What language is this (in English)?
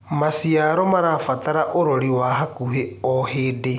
Kikuyu